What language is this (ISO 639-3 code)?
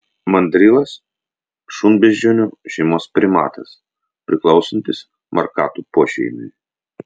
lit